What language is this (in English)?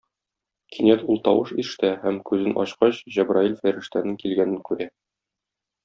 Tatar